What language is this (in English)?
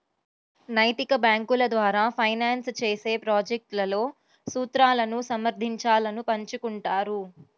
Telugu